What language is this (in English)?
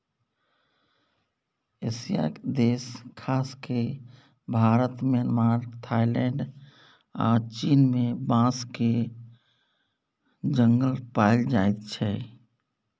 Maithili